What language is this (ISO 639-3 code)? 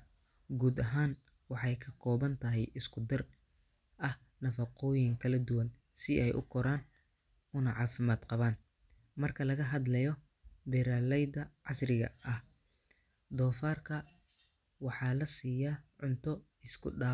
som